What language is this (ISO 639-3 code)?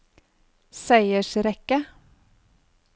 nor